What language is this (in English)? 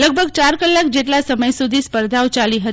Gujarati